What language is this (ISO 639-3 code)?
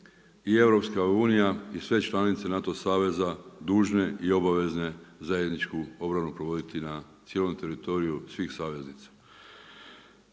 hrv